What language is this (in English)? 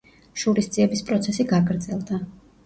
Georgian